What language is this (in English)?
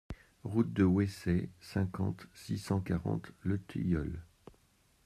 French